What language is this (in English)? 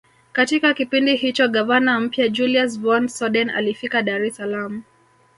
Swahili